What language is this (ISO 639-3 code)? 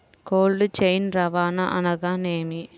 tel